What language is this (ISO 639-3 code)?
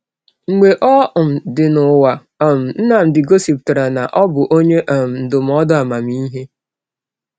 ibo